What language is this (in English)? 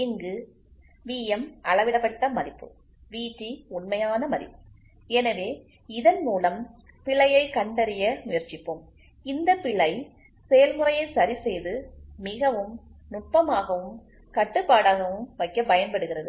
Tamil